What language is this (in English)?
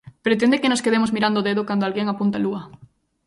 Galician